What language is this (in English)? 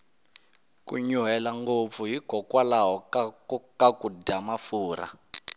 Tsonga